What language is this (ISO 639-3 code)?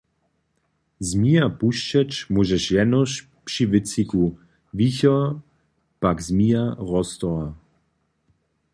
hsb